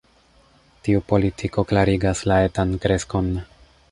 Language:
Esperanto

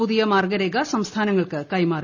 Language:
Malayalam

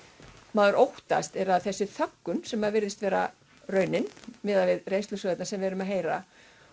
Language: Icelandic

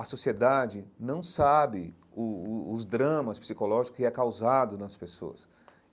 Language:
Portuguese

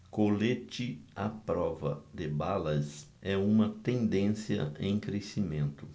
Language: Portuguese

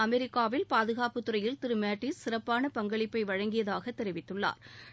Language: Tamil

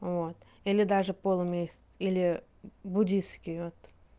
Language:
Russian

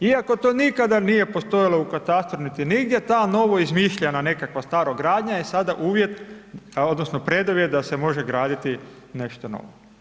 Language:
Croatian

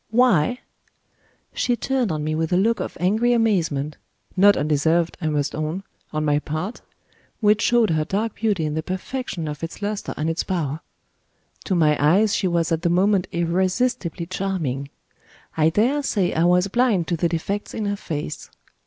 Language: English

